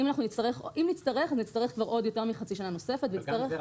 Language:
Hebrew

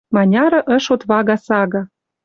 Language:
Western Mari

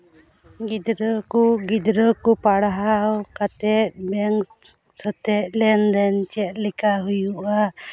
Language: Santali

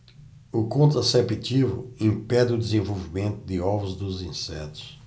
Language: Portuguese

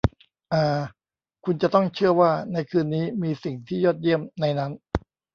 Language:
Thai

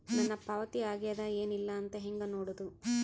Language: Kannada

